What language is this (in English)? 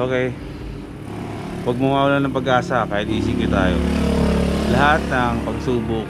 Filipino